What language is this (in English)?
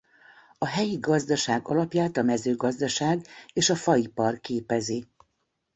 Hungarian